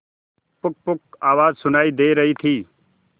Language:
Hindi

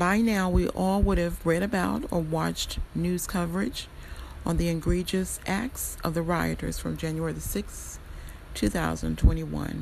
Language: English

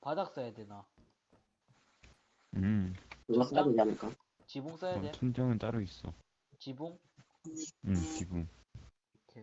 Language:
Korean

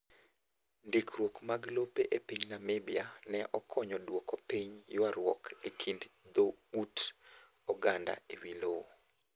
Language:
Luo (Kenya and Tanzania)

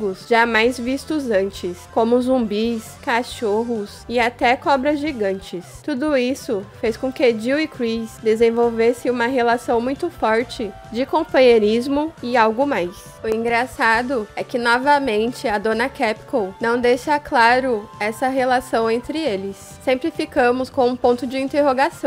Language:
Portuguese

